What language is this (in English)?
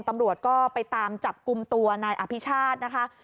Thai